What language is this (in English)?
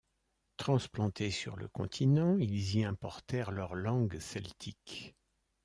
French